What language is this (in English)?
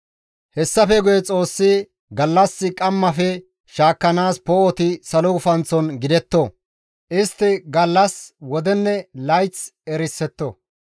Gamo